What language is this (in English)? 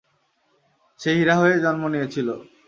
Bangla